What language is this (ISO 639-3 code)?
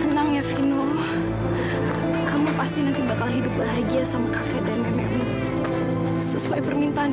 ind